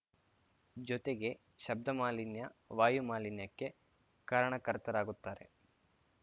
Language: Kannada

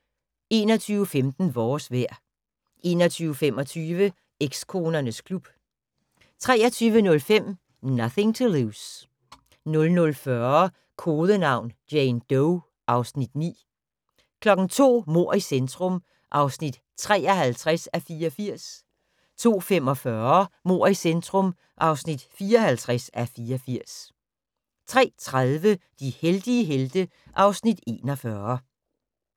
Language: Danish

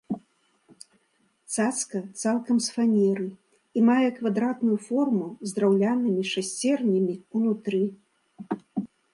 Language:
Belarusian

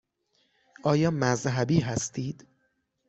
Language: Persian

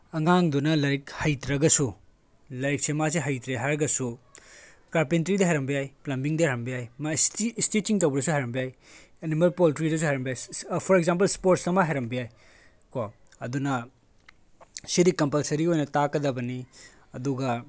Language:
Manipuri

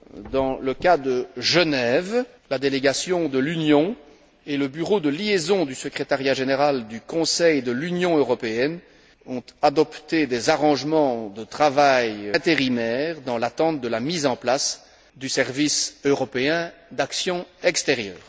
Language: French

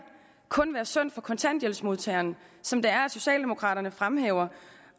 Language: Danish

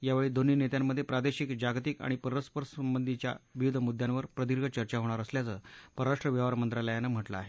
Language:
Marathi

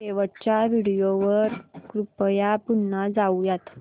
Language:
Marathi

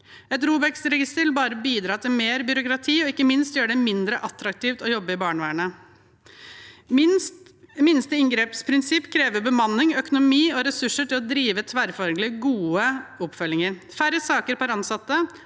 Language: Norwegian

